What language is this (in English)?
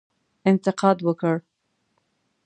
Pashto